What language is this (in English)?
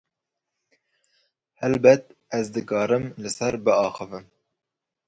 Kurdish